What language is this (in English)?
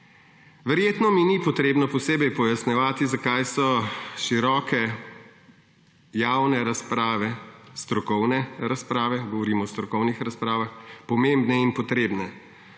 Slovenian